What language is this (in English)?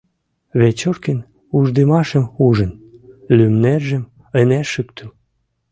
Mari